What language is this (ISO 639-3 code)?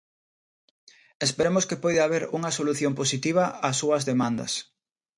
glg